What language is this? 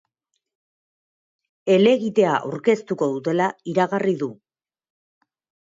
Basque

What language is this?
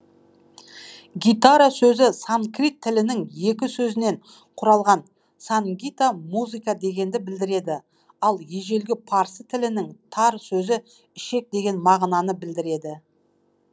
Kazakh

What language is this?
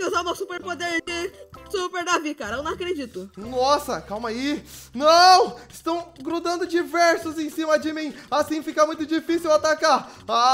Portuguese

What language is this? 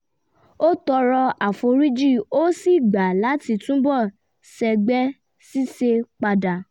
Yoruba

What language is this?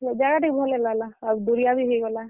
Odia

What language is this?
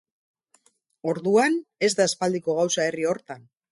Basque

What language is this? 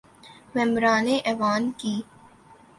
Urdu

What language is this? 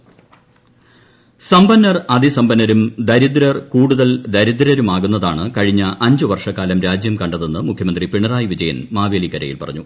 Malayalam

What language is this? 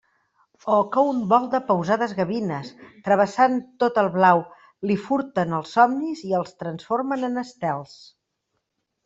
Catalan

